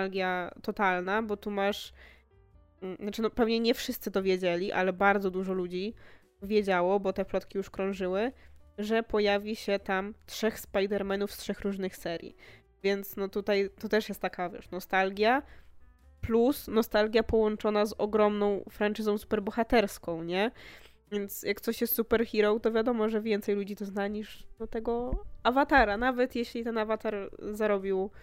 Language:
Polish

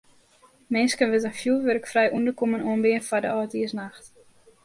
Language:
Western Frisian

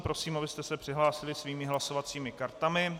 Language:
Czech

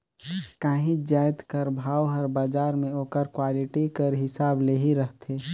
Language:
Chhattisgarhi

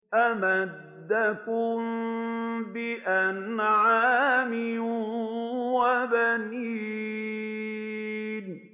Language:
Arabic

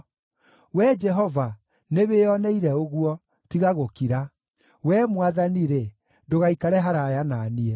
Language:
Kikuyu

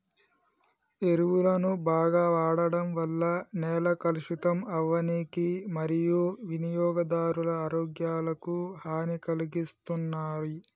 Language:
Telugu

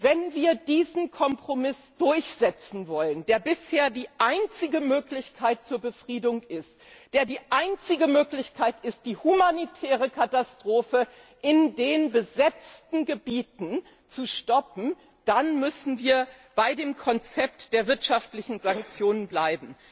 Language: German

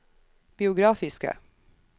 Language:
Norwegian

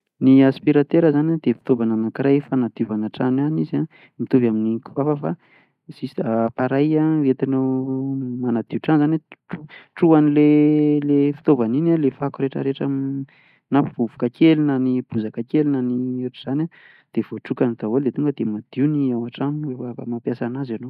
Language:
Malagasy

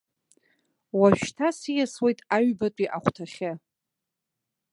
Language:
Abkhazian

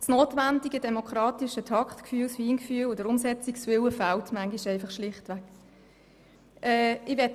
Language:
Swiss German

